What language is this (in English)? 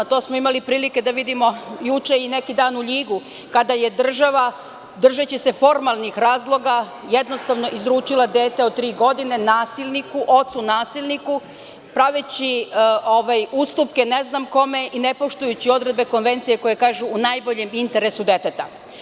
Serbian